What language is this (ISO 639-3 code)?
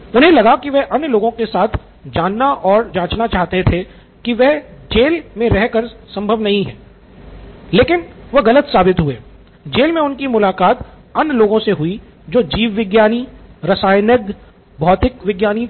hin